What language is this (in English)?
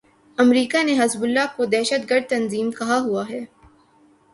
Urdu